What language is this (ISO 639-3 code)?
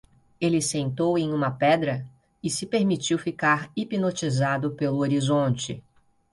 por